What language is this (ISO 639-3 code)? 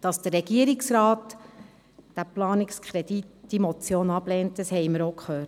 gsw